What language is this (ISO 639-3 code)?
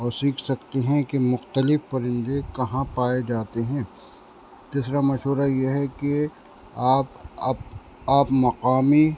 urd